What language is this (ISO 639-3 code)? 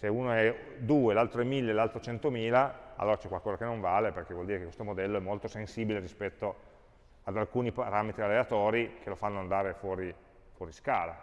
ita